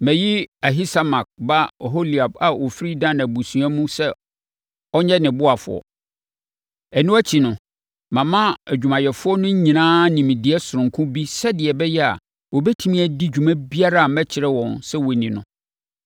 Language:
Akan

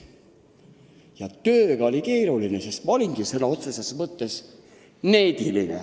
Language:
Estonian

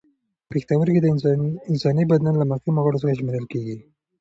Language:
Pashto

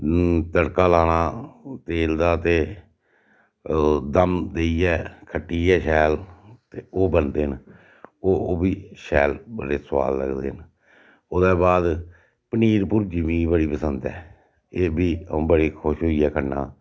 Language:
Dogri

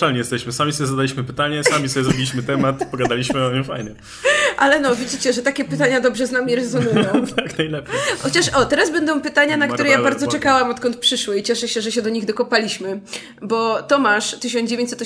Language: Polish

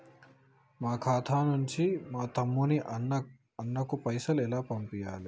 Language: Telugu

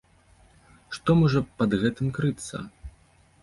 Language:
Belarusian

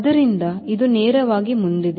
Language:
Kannada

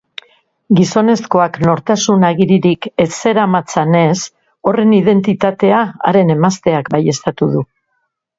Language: Basque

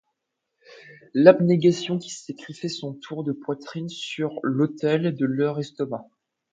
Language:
French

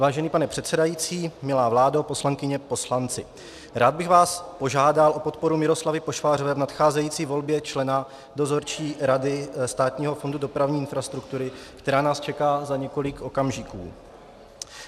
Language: Czech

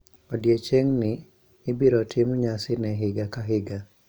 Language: Luo (Kenya and Tanzania)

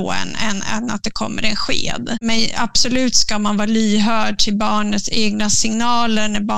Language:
Swedish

